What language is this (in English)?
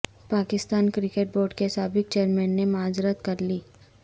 Urdu